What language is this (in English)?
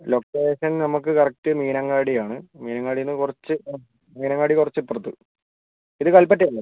Malayalam